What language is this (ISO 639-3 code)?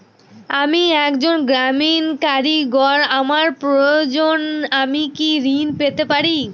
ben